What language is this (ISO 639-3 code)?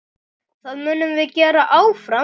isl